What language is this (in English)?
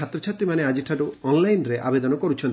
Odia